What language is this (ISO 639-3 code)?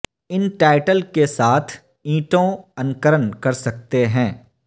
urd